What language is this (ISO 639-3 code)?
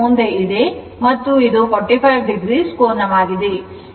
kan